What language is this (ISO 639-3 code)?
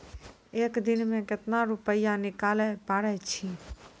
mai